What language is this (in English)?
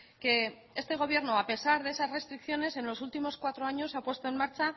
Spanish